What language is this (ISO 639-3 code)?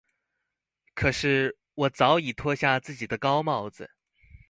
zho